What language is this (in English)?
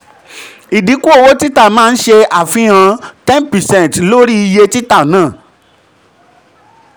Yoruba